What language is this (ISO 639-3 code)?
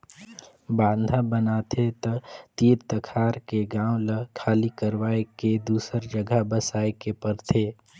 hne